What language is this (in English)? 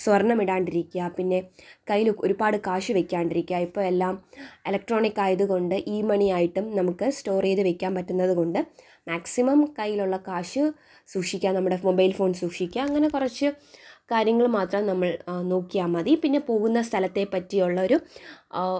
Malayalam